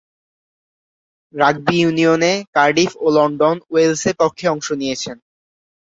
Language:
Bangla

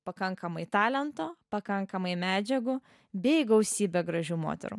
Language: Lithuanian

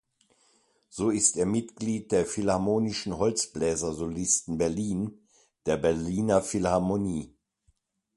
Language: German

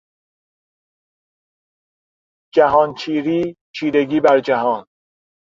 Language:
Persian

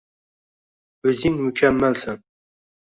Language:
Uzbek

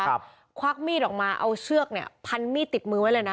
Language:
Thai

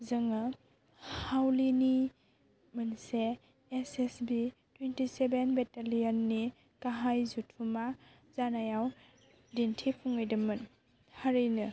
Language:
Bodo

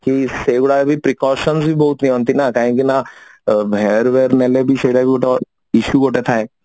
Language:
Odia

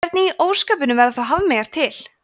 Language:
Icelandic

